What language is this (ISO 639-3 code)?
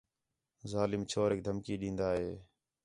xhe